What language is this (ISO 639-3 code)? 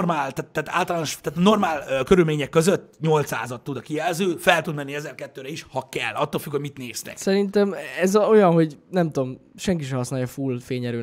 hun